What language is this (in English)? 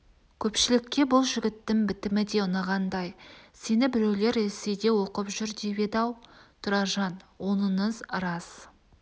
Kazakh